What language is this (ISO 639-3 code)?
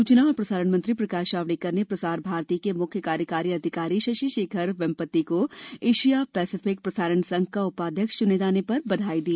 hin